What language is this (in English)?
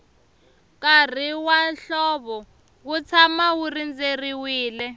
Tsonga